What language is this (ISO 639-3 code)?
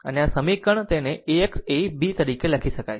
guj